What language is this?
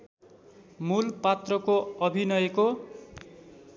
Nepali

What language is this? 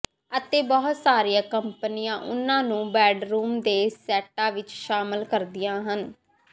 Punjabi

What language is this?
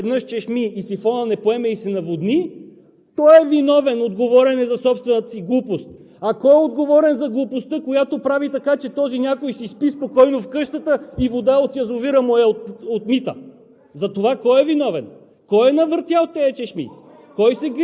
Bulgarian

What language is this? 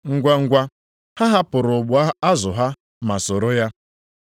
Igbo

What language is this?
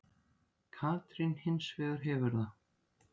Icelandic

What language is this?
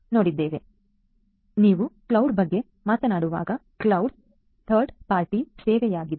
Kannada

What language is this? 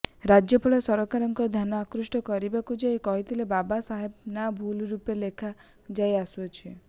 Odia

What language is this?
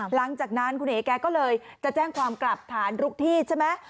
Thai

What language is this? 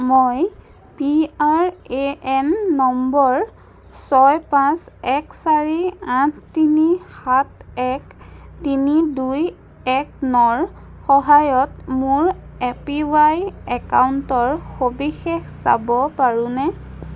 Assamese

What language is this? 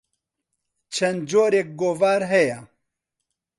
Central Kurdish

